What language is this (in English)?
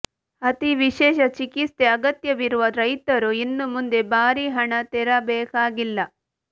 Kannada